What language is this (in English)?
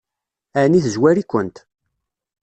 Kabyle